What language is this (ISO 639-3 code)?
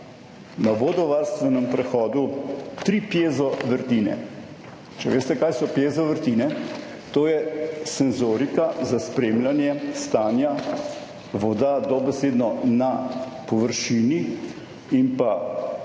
slv